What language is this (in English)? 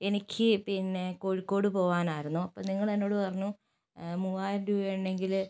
Malayalam